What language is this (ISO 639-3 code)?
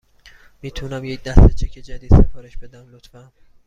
fas